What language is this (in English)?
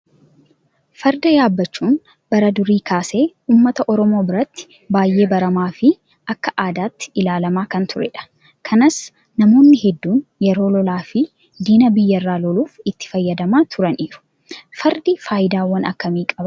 Oromo